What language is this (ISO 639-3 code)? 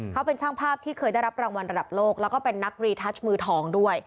tha